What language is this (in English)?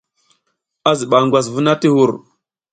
South Giziga